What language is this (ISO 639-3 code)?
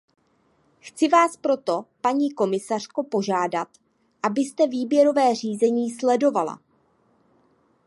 ces